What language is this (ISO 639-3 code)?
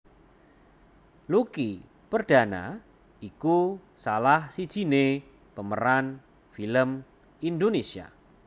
jav